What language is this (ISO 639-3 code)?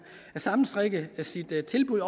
dan